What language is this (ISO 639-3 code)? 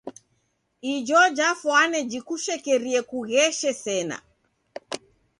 dav